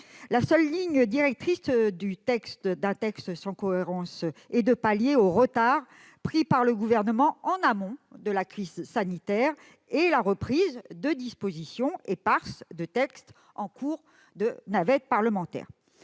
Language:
French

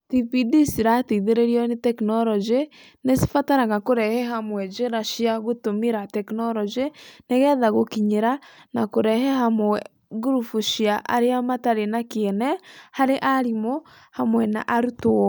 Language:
Kikuyu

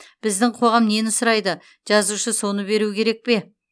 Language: Kazakh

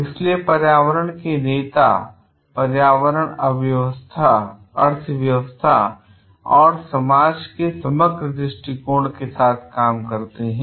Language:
Hindi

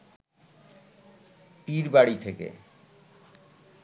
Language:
Bangla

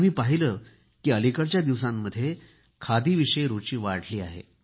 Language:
Marathi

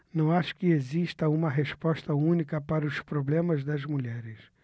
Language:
Portuguese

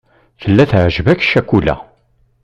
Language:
Kabyle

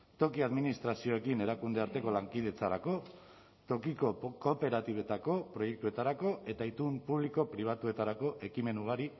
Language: Basque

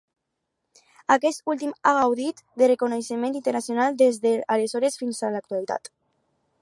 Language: Catalan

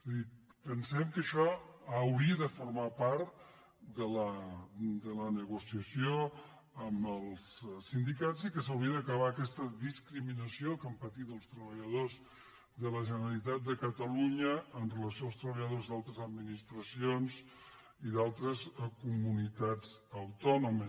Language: Catalan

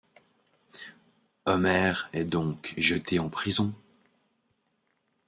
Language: French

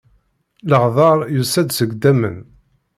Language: Kabyle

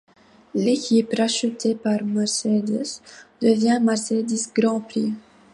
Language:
French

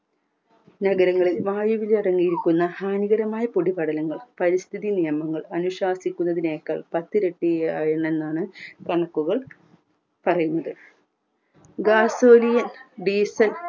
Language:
Malayalam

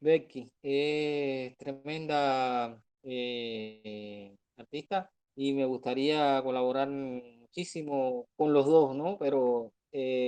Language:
Spanish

